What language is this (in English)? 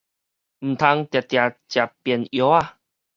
Min Nan Chinese